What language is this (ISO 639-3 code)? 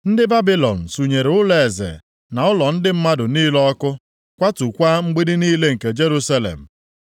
ibo